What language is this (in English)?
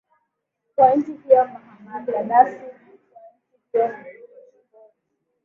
Swahili